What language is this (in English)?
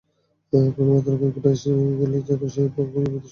Bangla